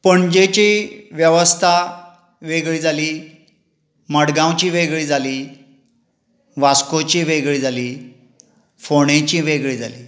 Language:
Konkani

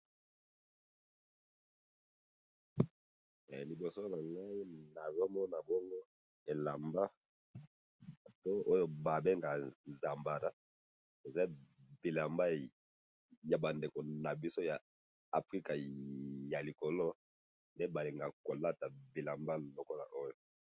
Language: Lingala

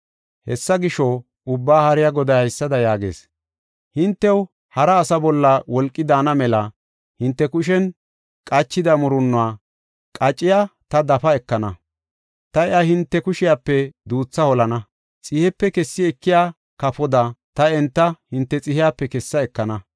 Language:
Gofa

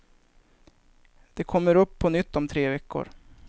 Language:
Swedish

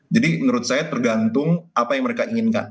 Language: Indonesian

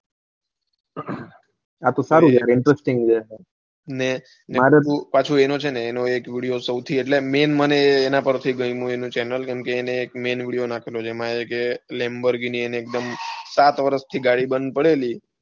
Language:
Gujarati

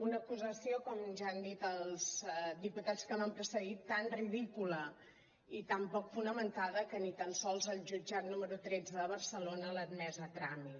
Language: Catalan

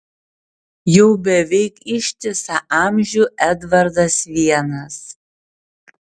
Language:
Lithuanian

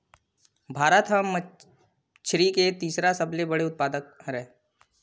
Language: Chhattisgarhi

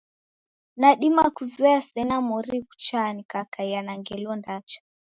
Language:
Taita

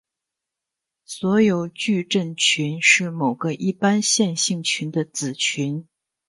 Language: Chinese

